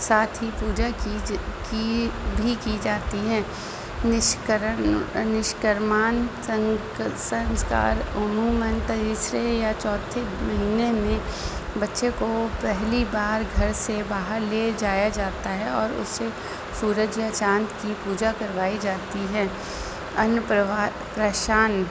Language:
Urdu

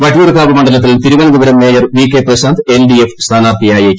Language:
Malayalam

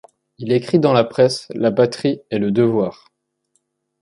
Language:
French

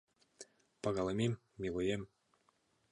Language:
Mari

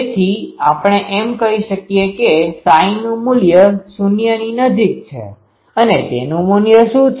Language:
Gujarati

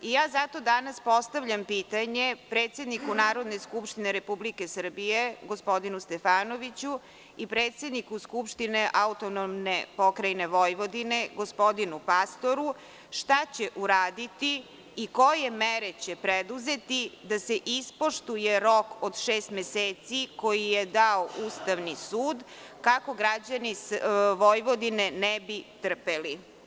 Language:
Serbian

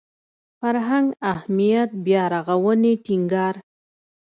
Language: Pashto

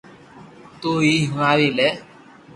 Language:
Loarki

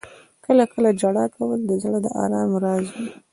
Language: Pashto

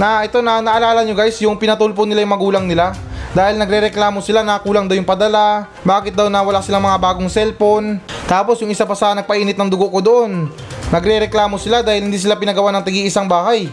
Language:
Filipino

